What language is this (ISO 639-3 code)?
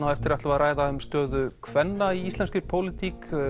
isl